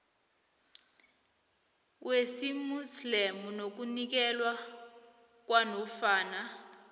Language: South Ndebele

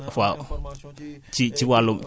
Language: Wolof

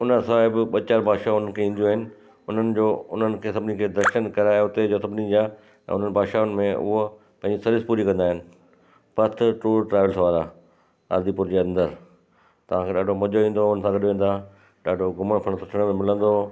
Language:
Sindhi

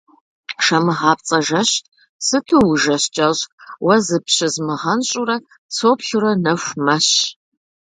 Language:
Kabardian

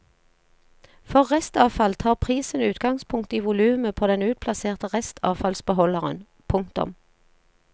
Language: Norwegian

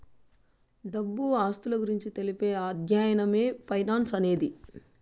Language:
Telugu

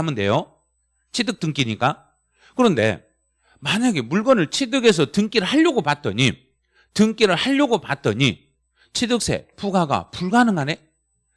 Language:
Korean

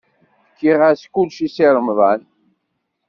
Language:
Kabyle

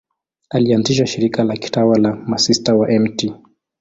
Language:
Swahili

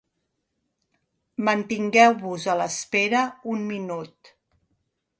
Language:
Catalan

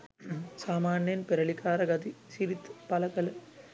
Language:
Sinhala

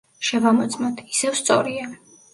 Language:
Georgian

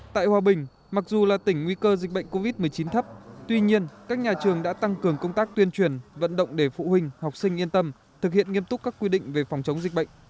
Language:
Vietnamese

